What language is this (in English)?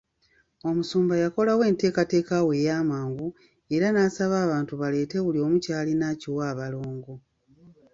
Ganda